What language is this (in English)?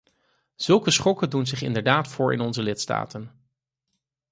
Dutch